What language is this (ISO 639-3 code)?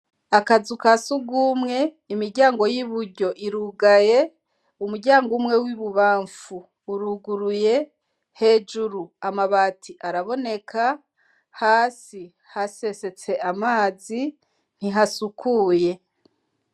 run